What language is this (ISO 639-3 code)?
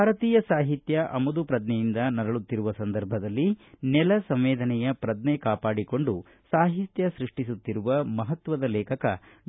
kan